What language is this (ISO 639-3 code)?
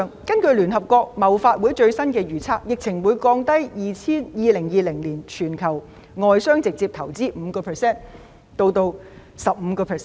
yue